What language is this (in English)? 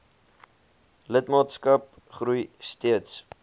Afrikaans